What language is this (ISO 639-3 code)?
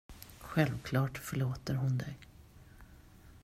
swe